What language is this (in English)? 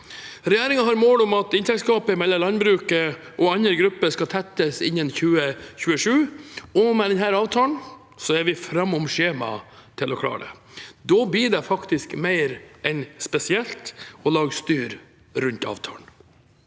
Norwegian